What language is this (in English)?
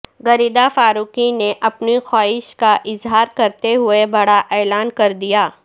Urdu